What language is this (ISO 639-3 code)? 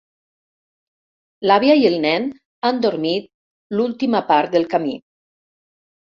cat